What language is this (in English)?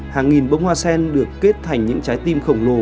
Vietnamese